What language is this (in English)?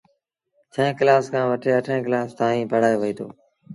Sindhi Bhil